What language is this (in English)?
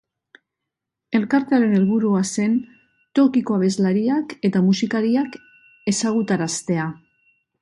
Basque